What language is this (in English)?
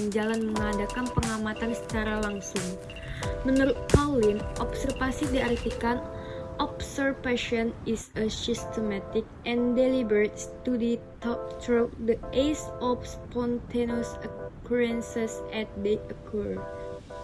Indonesian